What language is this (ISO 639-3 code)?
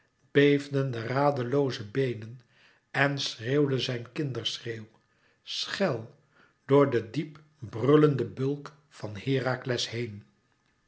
nld